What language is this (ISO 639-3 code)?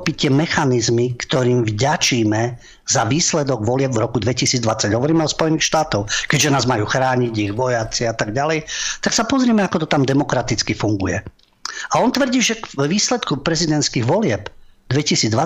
slk